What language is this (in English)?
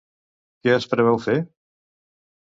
Catalan